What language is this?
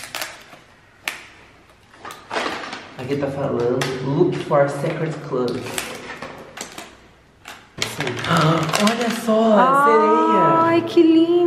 Portuguese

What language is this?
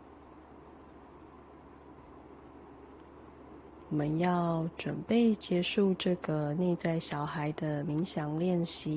Chinese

